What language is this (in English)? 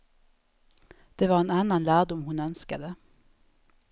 Swedish